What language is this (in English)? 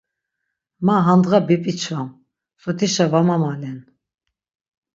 Laz